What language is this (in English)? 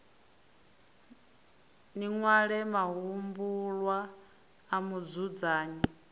Venda